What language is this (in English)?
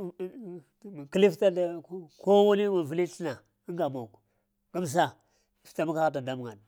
Lamang